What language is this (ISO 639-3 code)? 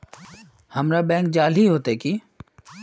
mag